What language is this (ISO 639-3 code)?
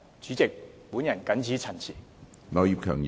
yue